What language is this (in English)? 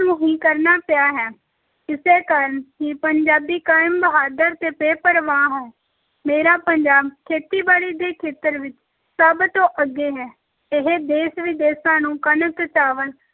Punjabi